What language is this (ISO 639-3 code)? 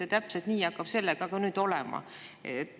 est